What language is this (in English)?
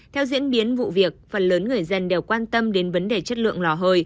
Vietnamese